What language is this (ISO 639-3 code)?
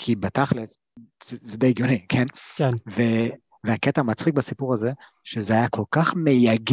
heb